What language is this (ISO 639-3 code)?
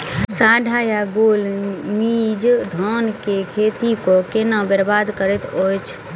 mai